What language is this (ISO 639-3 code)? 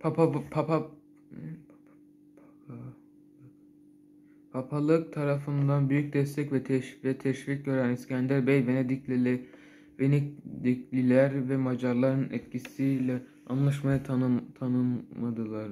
tur